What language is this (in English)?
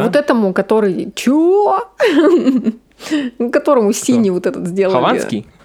Russian